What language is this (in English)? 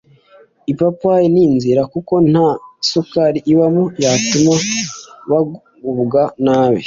Kinyarwanda